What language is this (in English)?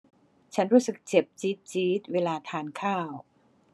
Thai